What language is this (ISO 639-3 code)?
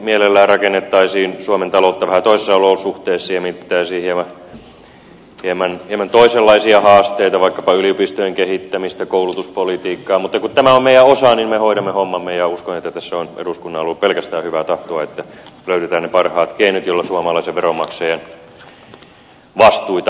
fin